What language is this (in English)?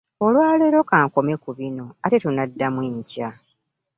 Ganda